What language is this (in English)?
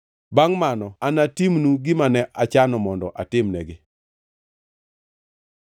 Luo (Kenya and Tanzania)